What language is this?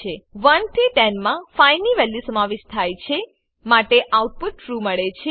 Gujarati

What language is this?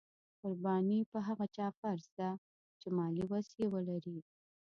Pashto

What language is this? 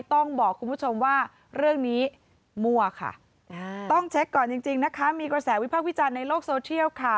Thai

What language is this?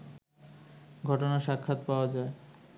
Bangla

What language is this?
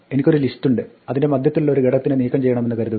Malayalam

